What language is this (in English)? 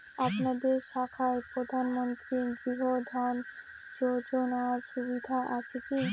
Bangla